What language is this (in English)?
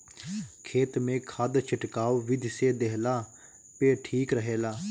Bhojpuri